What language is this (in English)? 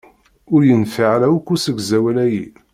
Kabyle